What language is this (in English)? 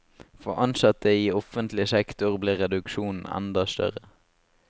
Norwegian